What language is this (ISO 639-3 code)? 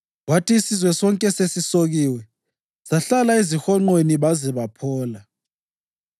nde